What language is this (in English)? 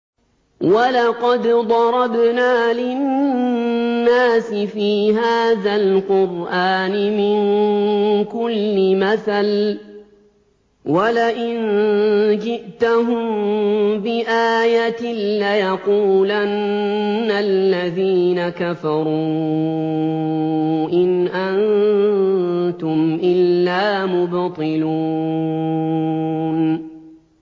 Arabic